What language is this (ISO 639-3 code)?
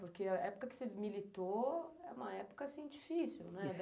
por